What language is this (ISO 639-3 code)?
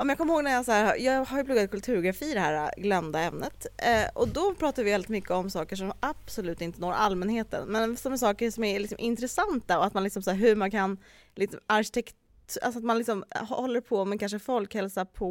swe